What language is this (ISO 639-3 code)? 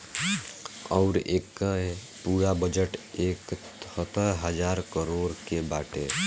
bho